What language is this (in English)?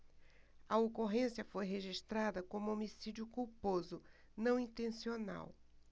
Portuguese